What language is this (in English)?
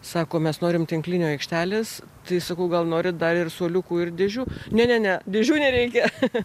Lithuanian